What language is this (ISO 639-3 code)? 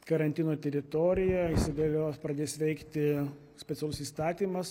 lit